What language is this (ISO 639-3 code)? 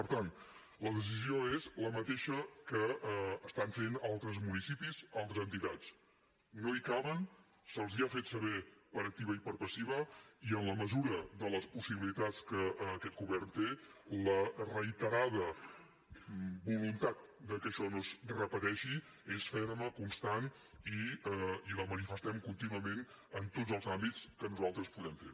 cat